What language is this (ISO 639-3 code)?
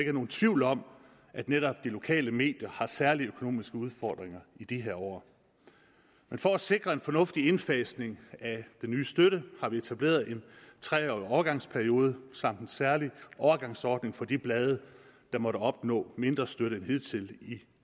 dan